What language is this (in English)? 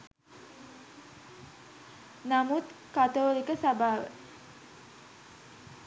Sinhala